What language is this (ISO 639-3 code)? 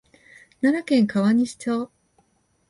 jpn